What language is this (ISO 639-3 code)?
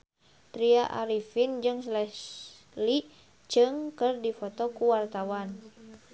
sun